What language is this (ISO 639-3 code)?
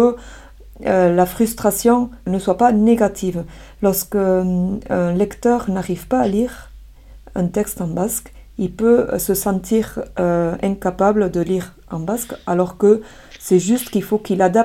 fra